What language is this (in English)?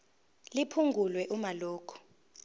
Zulu